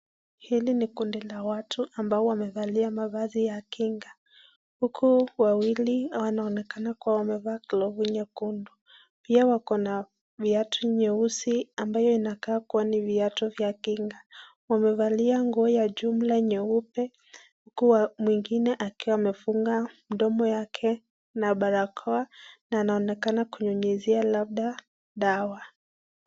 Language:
Swahili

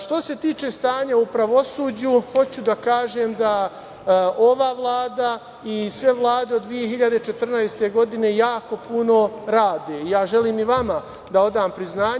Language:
Serbian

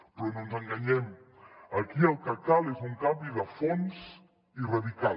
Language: Catalan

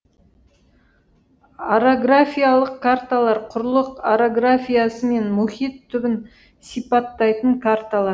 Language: Kazakh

